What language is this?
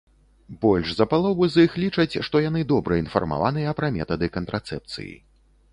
Belarusian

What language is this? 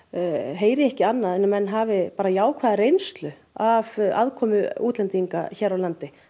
Icelandic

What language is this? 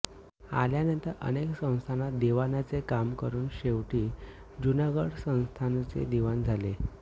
Marathi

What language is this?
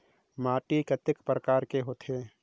Chhattisgarhi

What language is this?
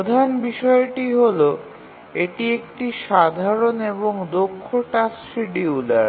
Bangla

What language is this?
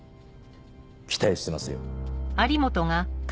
Japanese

